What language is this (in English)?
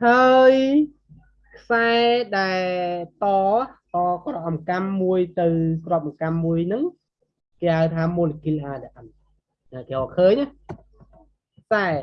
Vietnamese